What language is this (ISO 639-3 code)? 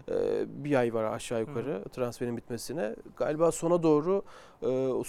tur